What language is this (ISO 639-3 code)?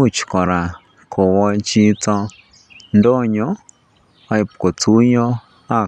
kln